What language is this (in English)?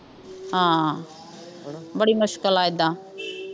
Punjabi